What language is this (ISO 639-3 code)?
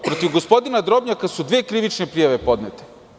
srp